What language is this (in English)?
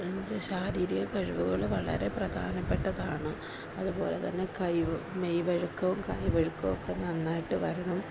Malayalam